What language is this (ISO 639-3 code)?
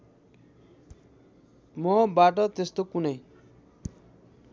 nep